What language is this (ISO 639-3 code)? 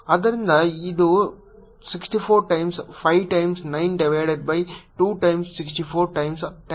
kan